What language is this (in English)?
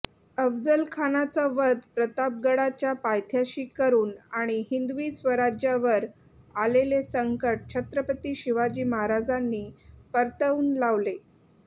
Marathi